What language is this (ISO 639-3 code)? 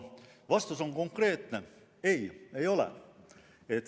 est